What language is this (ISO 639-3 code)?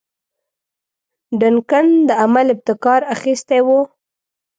pus